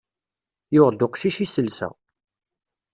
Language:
Kabyle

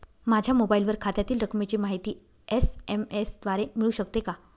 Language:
Marathi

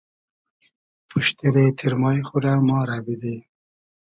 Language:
Hazaragi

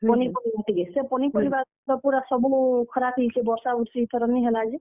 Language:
Odia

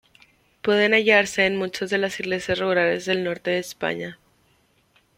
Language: Spanish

